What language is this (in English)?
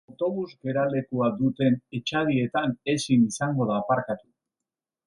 Basque